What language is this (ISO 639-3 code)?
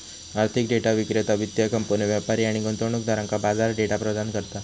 mar